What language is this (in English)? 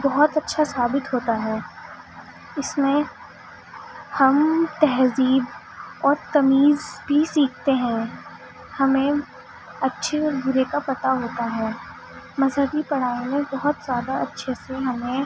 Urdu